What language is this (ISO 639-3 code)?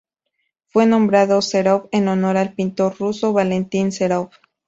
spa